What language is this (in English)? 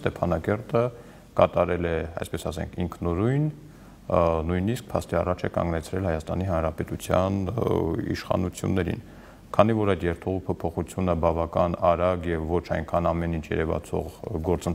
Romanian